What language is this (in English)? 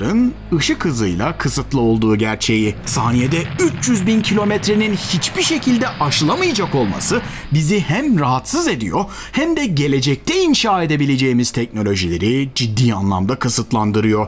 Turkish